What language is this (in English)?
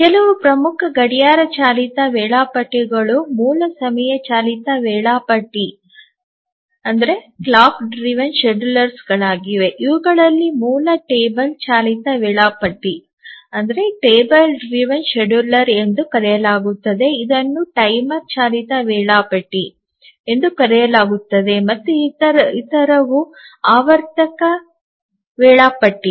Kannada